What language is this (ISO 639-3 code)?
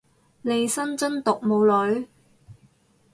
yue